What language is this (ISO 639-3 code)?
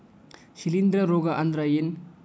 kan